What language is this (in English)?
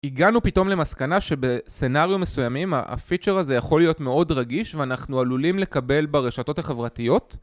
Hebrew